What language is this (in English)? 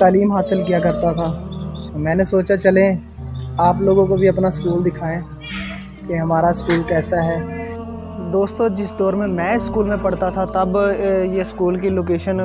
Hindi